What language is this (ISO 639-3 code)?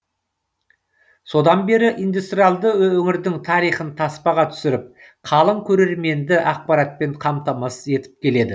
kaz